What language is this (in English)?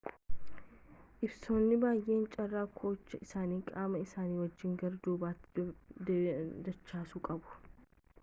Oromo